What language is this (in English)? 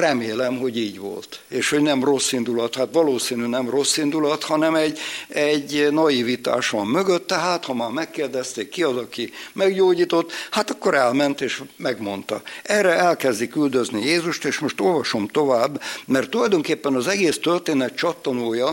Hungarian